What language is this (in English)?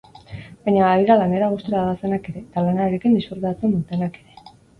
Basque